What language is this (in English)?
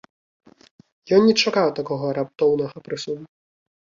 Belarusian